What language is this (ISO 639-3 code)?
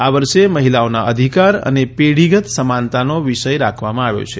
guj